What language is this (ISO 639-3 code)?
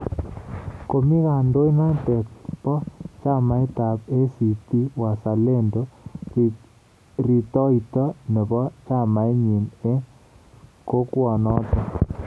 kln